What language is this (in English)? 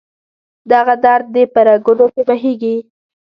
Pashto